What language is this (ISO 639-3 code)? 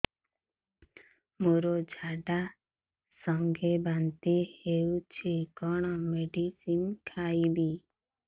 ori